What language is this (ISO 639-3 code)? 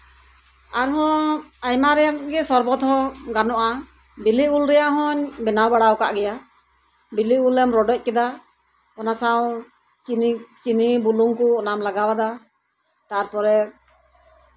sat